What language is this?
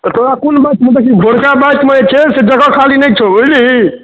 Maithili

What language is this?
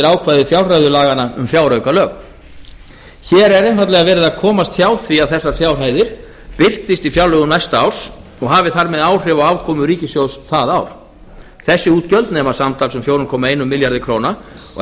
Icelandic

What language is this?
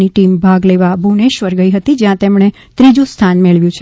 Gujarati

